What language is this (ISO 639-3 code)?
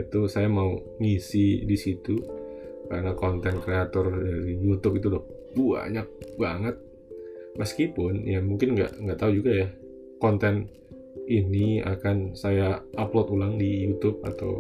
ind